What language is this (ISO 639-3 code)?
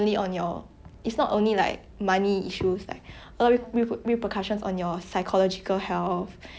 eng